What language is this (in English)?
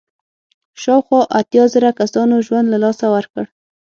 Pashto